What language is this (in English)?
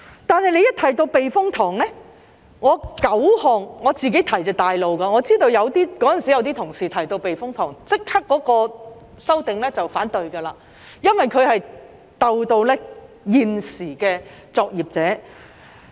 Cantonese